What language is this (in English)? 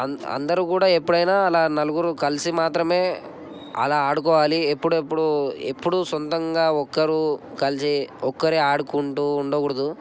Telugu